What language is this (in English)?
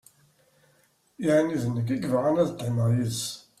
Kabyle